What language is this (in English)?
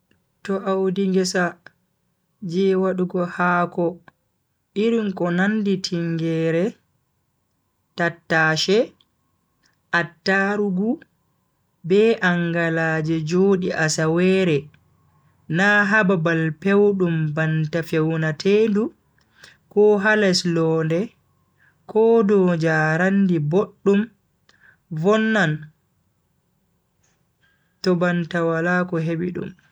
Bagirmi Fulfulde